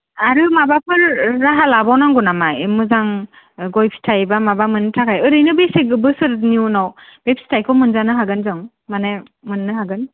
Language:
Bodo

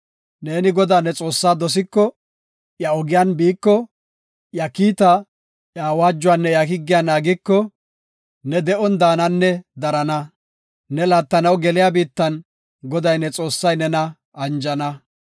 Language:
Gofa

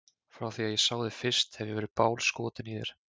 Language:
Icelandic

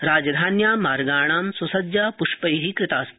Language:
Sanskrit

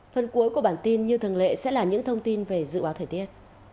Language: Vietnamese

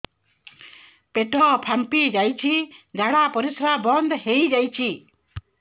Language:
Odia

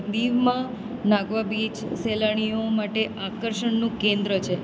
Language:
Gujarati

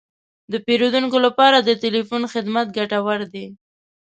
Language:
Pashto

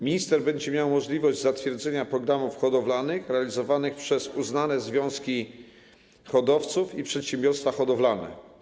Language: Polish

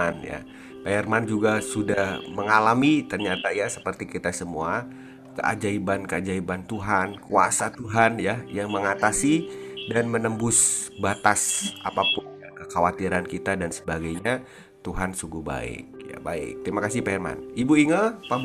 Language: Indonesian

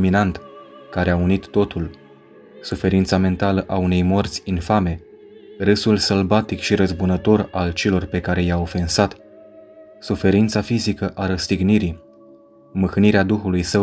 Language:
Romanian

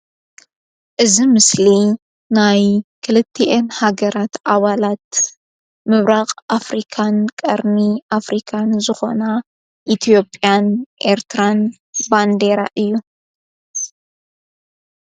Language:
Tigrinya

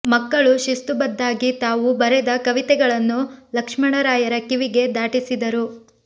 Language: Kannada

